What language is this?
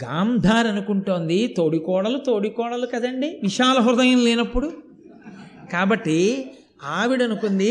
Telugu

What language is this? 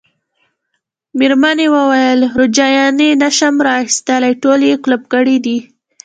Pashto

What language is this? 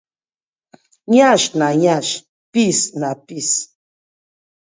Nigerian Pidgin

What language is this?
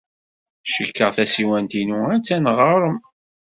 Kabyle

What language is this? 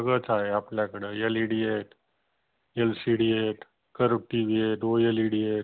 Marathi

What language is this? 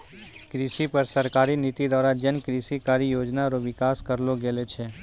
Maithili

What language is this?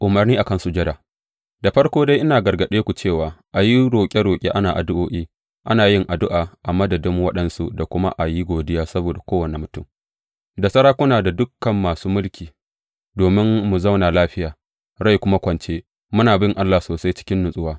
Hausa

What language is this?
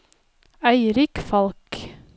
Norwegian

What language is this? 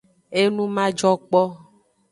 Aja (Benin)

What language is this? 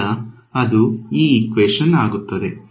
Kannada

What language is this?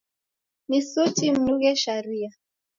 Taita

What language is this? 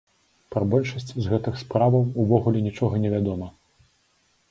Belarusian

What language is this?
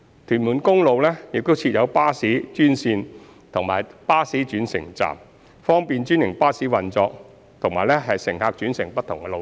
Cantonese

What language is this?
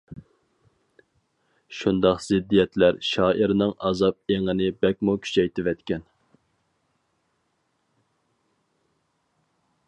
Uyghur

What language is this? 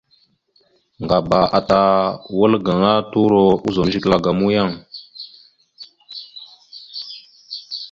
Mada (Cameroon)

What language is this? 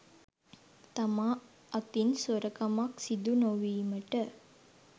Sinhala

